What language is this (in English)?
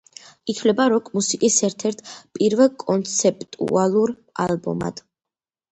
Georgian